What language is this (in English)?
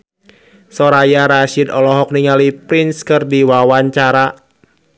Sundanese